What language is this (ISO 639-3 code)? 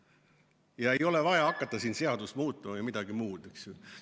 est